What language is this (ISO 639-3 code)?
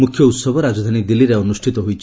ori